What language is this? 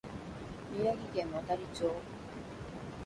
Japanese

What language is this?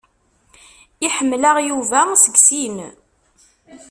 Kabyle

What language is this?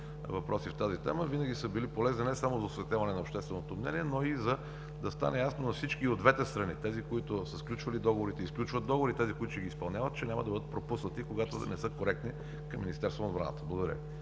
Bulgarian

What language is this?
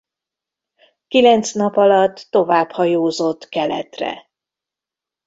Hungarian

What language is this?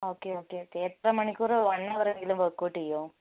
Malayalam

